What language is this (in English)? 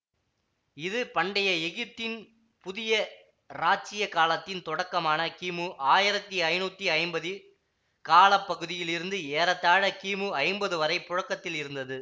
Tamil